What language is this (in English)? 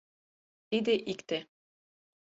Mari